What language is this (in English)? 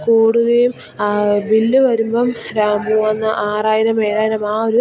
Malayalam